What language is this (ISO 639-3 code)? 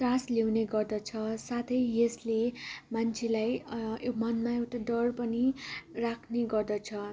nep